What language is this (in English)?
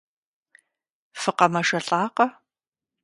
Kabardian